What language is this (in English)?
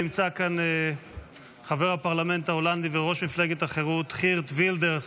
Hebrew